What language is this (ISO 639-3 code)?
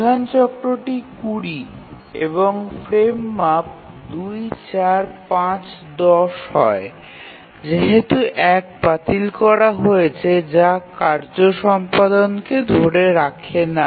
ben